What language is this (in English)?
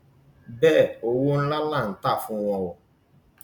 Yoruba